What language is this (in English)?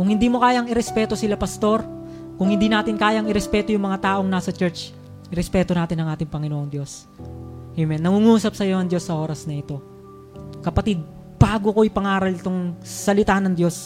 Filipino